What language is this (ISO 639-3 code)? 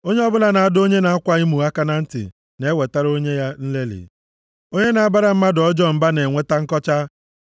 ibo